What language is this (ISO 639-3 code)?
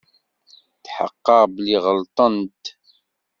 kab